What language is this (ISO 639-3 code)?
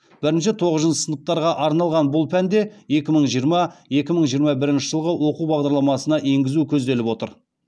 kaz